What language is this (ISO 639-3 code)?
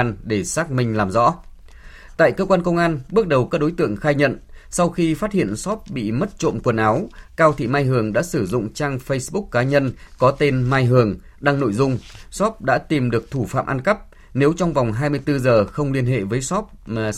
vie